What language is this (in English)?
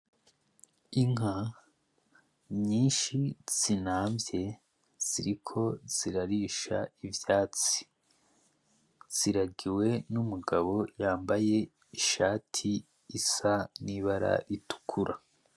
Rundi